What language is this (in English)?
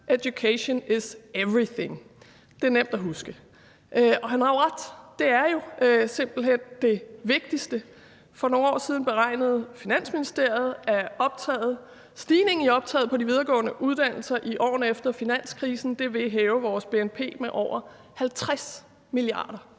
Danish